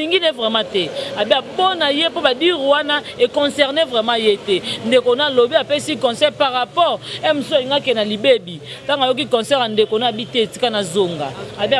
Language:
French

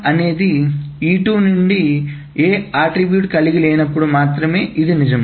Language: Telugu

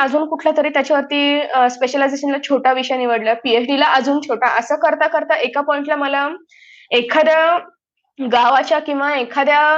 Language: Marathi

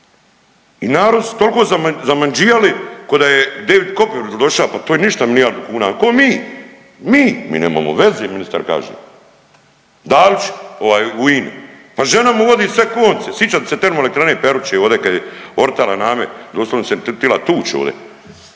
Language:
Croatian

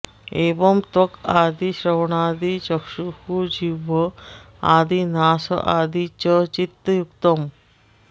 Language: Sanskrit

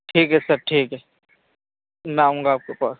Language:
Urdu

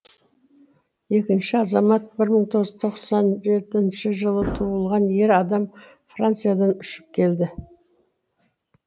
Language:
Kazakh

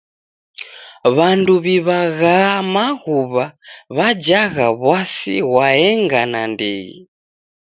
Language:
Taita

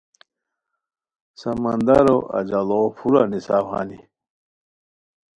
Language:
Khowar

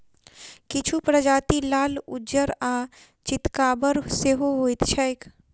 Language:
Maithili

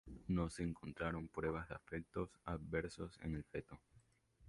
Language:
Spanish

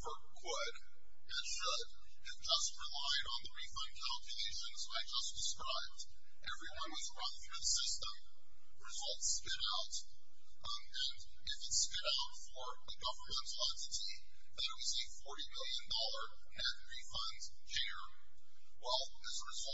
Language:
English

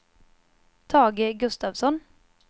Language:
Swedish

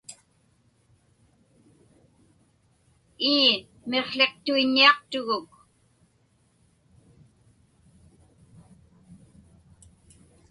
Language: Inupiaq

